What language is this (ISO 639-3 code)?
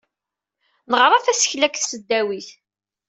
kab